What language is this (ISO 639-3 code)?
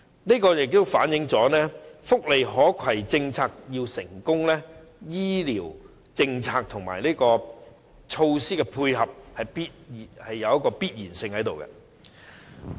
yue